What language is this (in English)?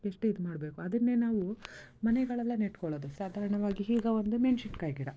Kannada